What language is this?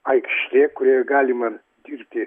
Lithuanian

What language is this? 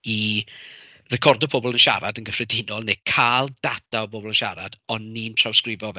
Welsh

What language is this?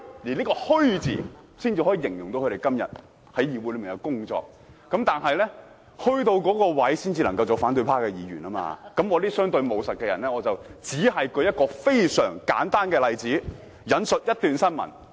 Cantonese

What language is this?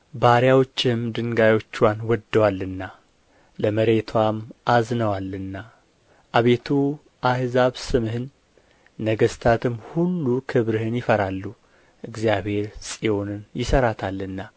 Amharic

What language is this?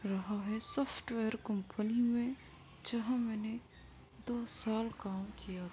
Urdu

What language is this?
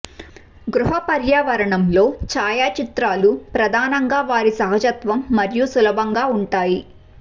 Telugu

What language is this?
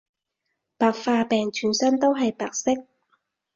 Cantonese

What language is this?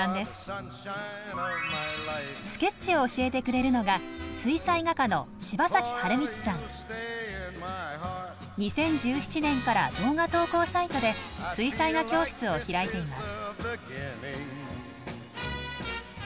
Japanese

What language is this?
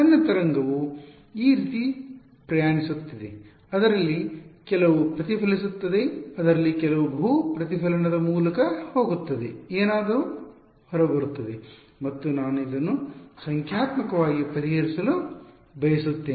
Kannada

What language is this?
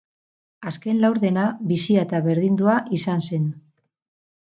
Basque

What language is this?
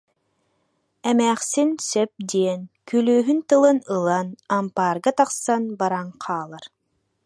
Yakut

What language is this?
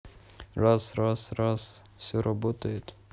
Russian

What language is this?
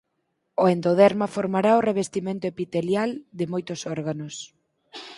Galician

